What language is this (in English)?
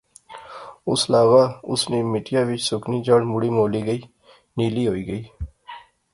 Pahari-Potwari